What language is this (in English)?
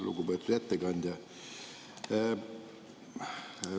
Estonian